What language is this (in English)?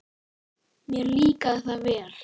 Icelandic